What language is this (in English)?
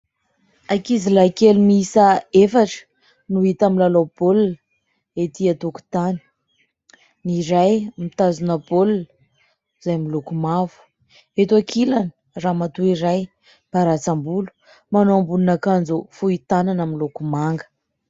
Malagasy